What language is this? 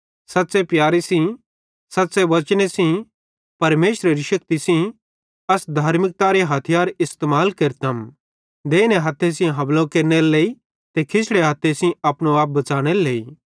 Bhadrawahi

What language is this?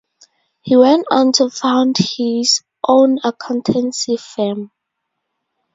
English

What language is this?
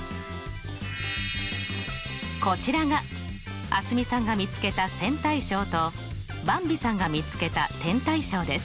Japanese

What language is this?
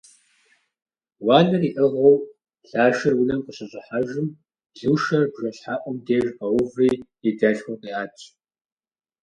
Kabardian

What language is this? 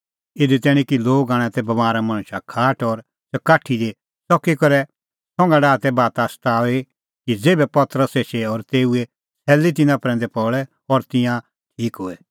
Kullu Pahari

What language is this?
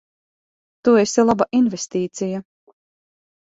Latvian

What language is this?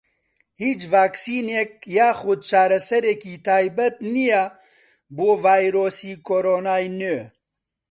Central Kurdish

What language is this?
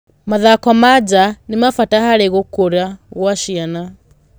Kikuyu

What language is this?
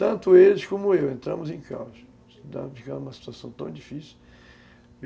Portuguese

